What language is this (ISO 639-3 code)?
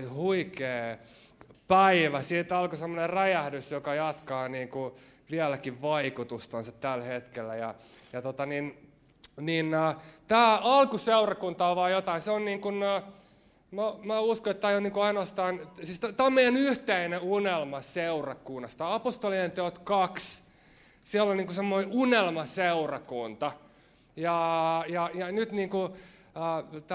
fin